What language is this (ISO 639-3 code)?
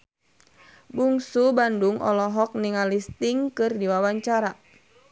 sun